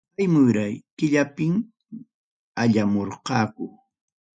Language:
Ayacucho Quechua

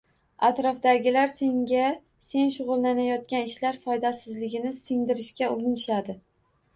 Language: Uzbek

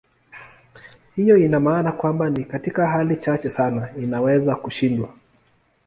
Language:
Swahili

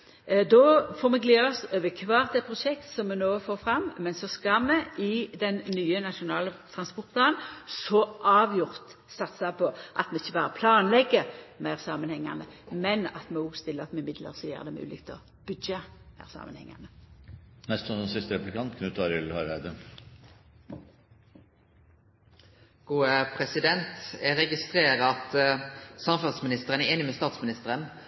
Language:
Norwegian Nynorsk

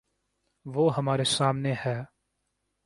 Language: Urdu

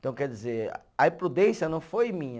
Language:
Portuguese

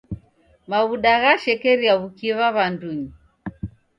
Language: Taita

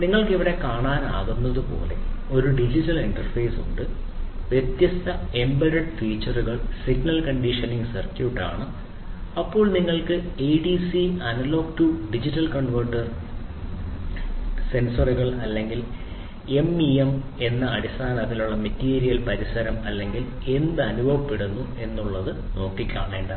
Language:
Malayalam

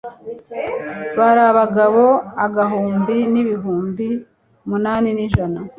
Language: Kinyarwanda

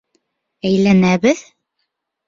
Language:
Bashkir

